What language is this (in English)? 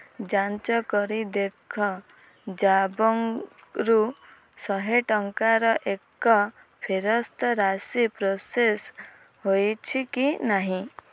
Odia